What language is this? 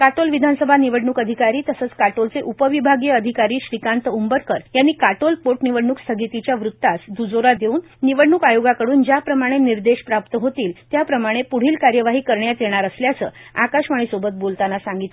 Marathi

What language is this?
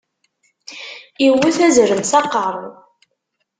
Kabyle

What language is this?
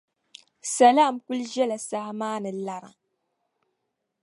Dagbani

